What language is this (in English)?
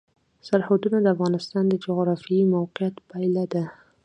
Pashto